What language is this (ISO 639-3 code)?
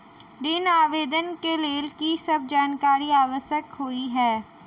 mai